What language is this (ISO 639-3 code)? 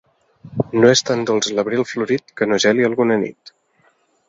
cat